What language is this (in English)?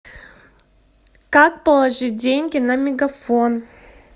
Russian